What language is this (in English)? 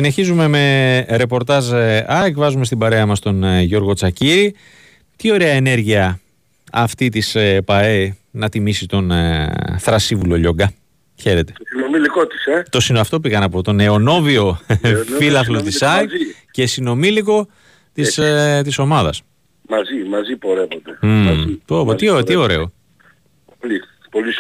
Greek